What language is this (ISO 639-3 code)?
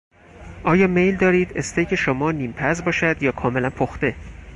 fas